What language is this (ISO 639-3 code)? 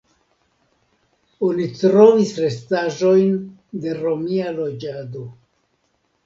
epo